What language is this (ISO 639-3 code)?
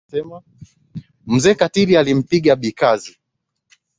swa